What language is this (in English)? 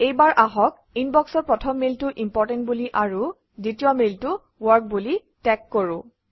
Assamese